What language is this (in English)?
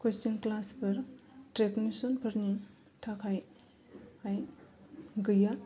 Bodo